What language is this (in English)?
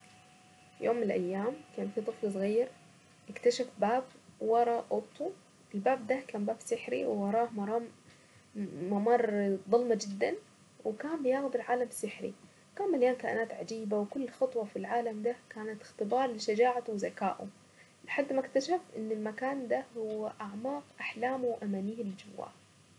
Saidi Arabic